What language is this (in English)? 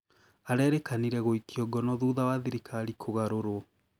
Kikuyu